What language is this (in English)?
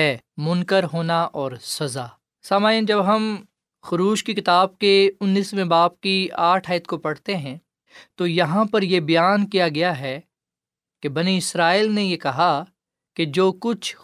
Urdu